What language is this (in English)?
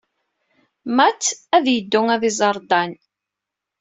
Kabyle